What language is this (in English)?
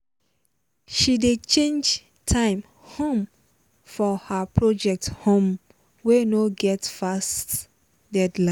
Nigerian Pidgin